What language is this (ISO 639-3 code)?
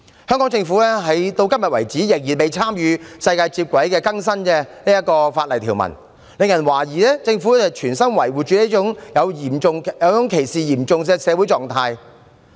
yue